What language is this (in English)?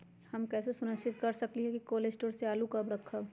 Magahi